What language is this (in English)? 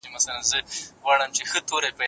Pashto